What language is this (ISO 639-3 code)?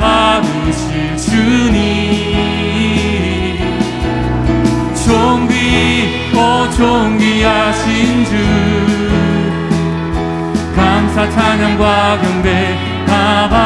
kor